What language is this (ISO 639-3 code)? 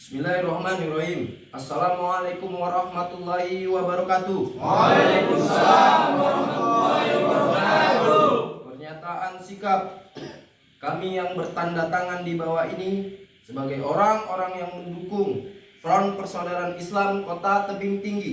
ind